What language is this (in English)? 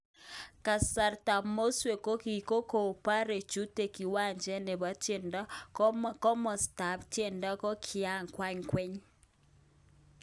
Kalenjin